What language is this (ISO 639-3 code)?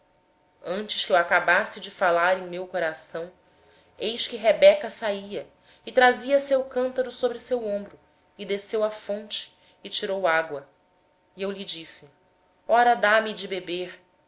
por